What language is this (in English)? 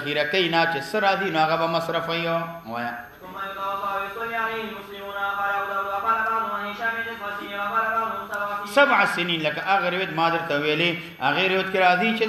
Arabic